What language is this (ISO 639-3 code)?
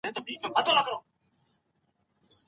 pus